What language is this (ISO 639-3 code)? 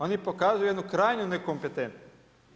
hrv